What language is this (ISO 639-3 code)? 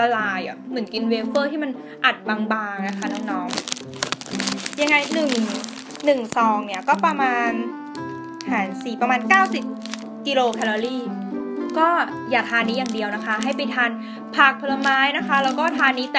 tha